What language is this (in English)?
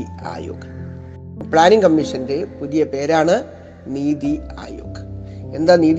Malayalam